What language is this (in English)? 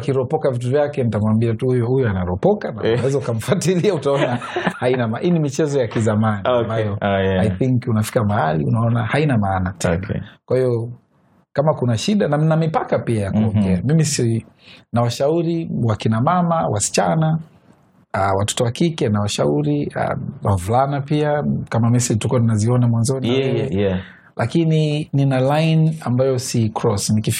Swahili